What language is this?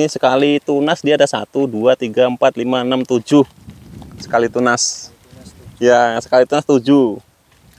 Indonesian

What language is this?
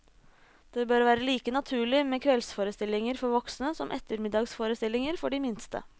Norwegian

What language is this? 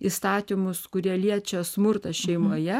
Lithuanian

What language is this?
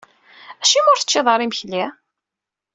Kabyle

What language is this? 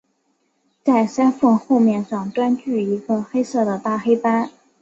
Chinese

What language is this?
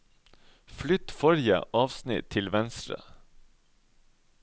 Norwegian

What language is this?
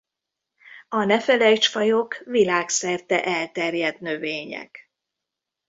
Hungarian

